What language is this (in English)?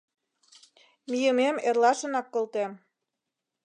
Mari